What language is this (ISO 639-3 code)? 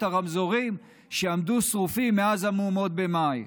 heb